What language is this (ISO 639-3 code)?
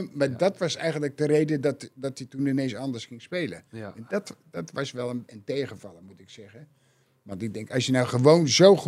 nld